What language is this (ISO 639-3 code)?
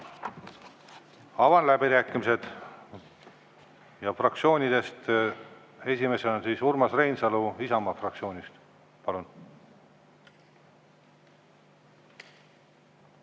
est